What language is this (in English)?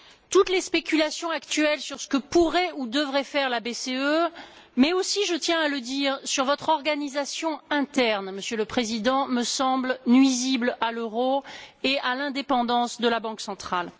French